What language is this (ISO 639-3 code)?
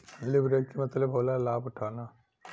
bho